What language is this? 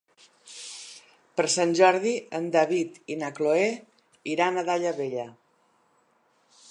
Catalan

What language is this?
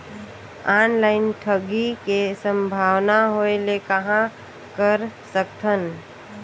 Chhattisgarhi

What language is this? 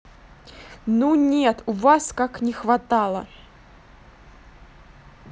Russian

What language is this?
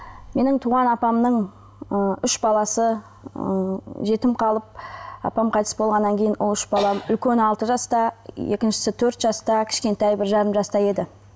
Kazakh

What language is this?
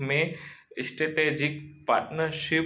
Sindhi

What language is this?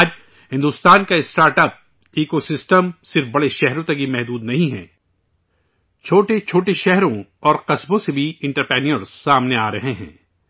Urdu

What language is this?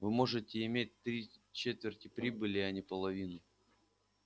Russian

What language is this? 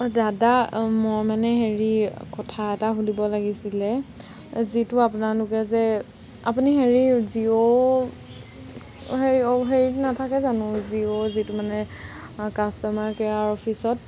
Assamese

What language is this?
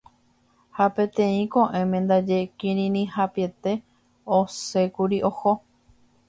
Guarani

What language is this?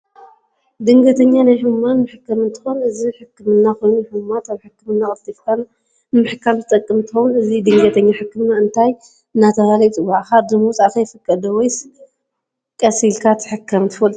Tigrinya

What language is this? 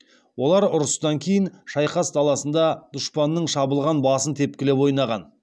Kazakh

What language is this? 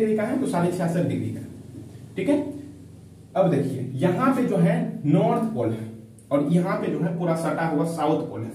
Hindi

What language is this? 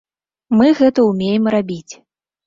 Belarusian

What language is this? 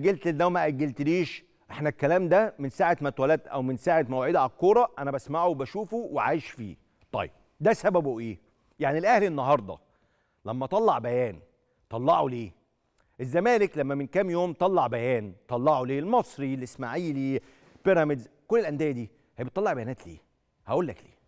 Arabic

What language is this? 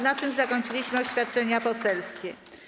Polish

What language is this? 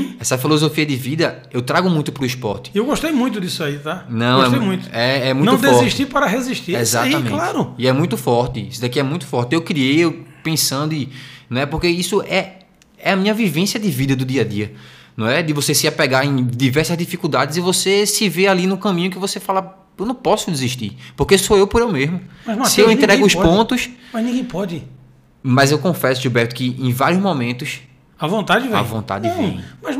Portuguese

